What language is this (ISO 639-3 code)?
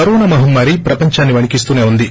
tel